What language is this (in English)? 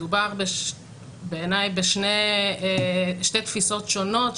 Hebrew